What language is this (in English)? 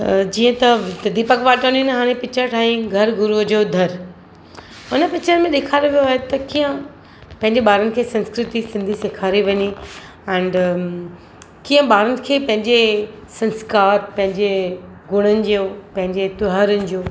Sindhi